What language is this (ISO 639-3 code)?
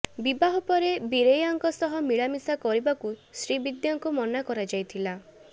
ori